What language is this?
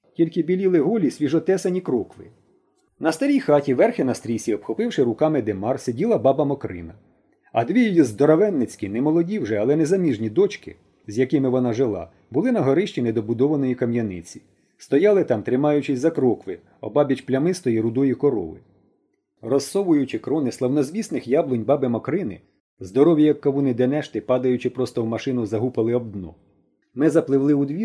Ukrainian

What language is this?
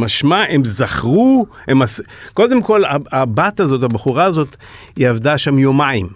Hebrew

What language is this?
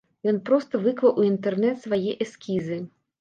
Belarusian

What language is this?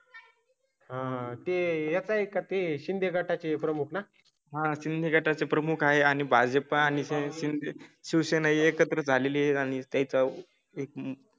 Marathi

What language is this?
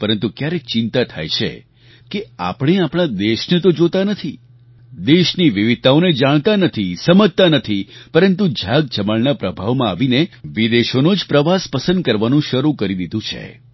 Gujarati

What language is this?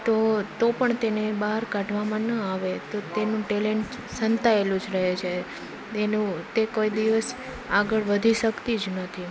Gujarati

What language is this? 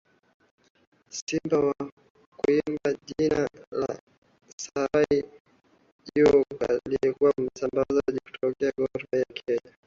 Swahili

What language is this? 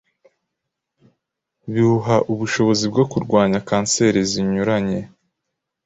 Kinyarwanda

